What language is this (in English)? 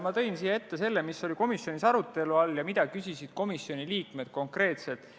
Estonian